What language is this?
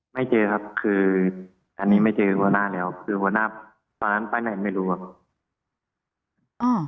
Thai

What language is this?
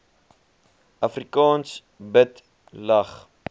Afrikaans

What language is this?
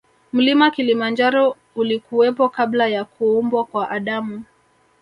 Swahili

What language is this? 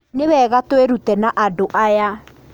Kikuyu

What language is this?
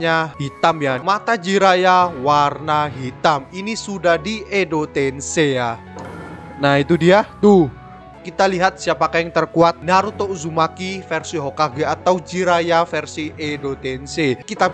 Indonesian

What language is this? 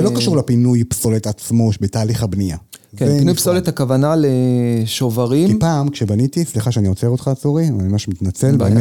Hebrew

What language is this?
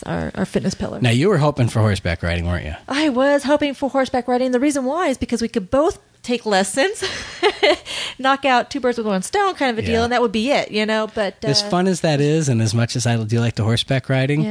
English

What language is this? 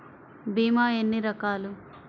Telugu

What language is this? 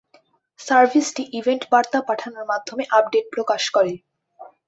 Bangla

